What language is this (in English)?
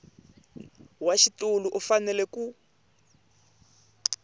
Tsonga